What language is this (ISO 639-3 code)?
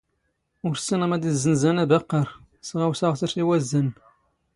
zgh